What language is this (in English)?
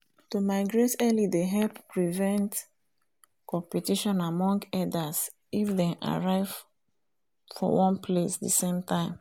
Nigerian Pidgin